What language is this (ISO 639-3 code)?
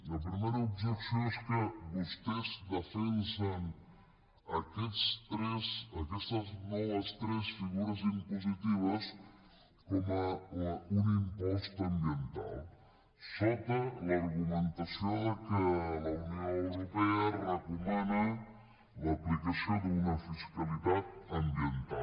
cat